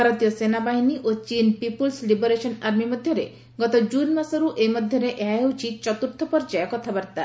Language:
Odia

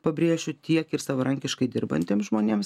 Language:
Lithuanian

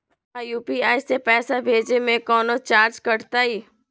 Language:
Magahi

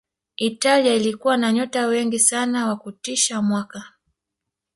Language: Swahili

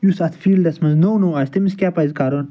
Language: Kashmiri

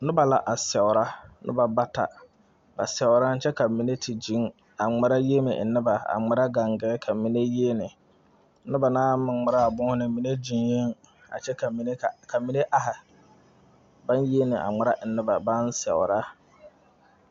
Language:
Southern Dagaare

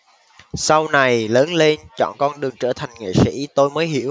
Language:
Vietnamese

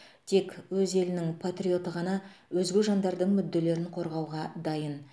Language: Kazakh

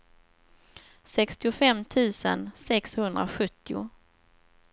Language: Swedish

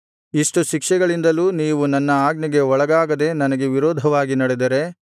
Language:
Kannada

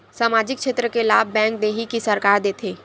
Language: Chhattisgarhi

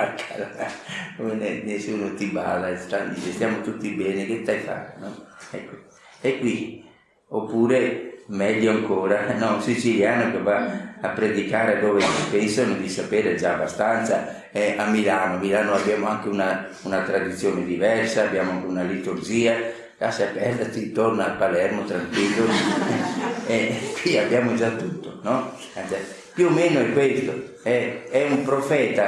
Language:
Italian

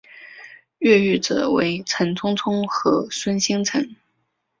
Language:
Chinese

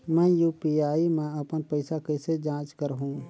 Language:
Chhattisgarhi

